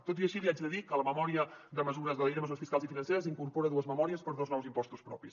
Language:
Catalan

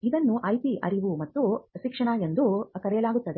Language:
Kannada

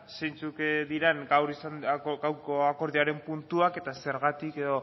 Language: Basque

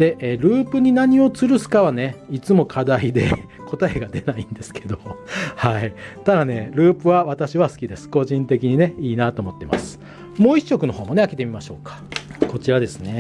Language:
Japanese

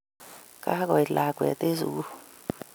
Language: Kalenjin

